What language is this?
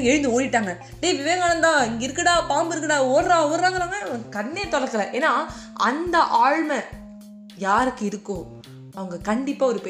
Tamil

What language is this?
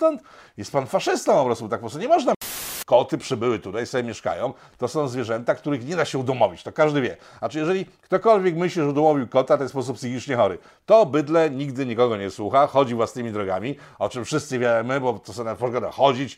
Polish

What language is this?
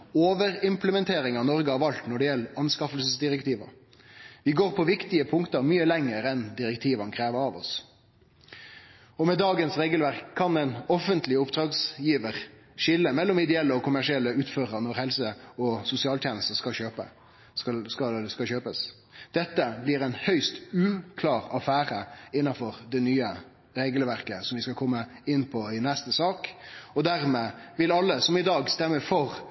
Norwegian Nynorsk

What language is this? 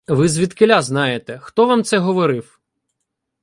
Ukrainian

